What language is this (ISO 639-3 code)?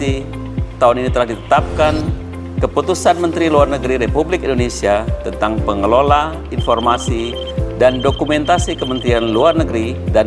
ind